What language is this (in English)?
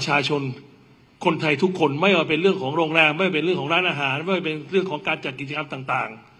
Thai